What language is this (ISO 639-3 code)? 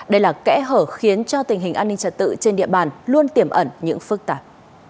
vie